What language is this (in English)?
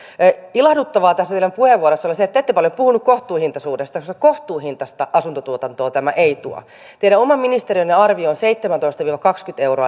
Finnish